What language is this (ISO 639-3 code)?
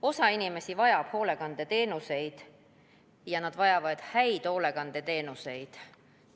est